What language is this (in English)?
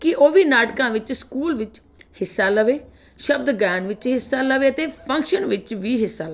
Punjabi